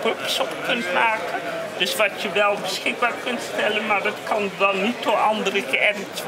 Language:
Dutch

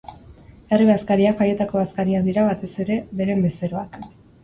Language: Basque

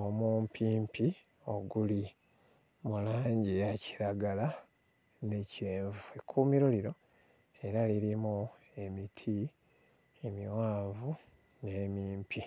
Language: Ganda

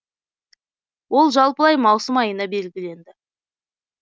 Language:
Kazakh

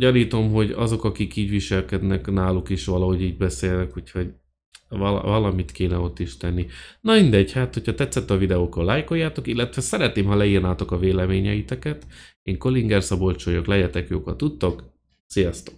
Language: Hungarian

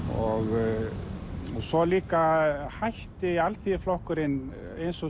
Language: Icelandic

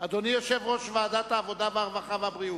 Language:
Hebrew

